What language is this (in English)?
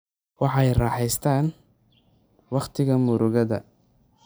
Somali